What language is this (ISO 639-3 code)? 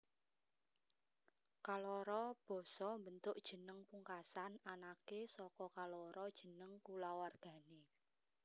jav